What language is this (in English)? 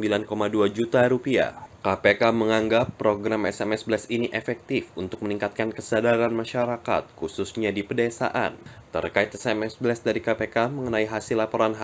Indonesian